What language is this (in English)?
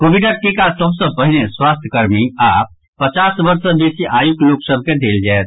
Maithili